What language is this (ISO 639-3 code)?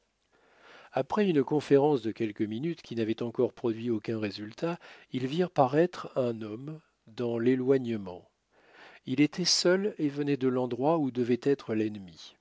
fra